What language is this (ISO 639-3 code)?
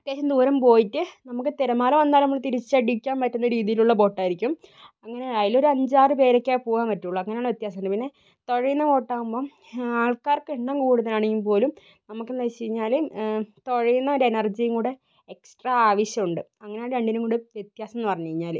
mal